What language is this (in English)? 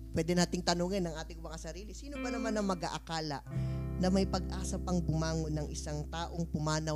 Filipino